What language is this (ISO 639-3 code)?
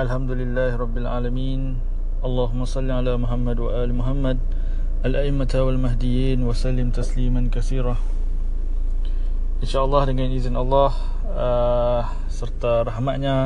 msa